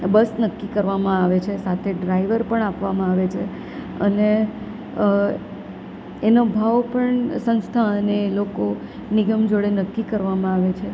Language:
Gujarati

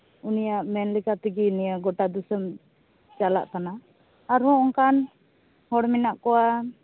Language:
Santali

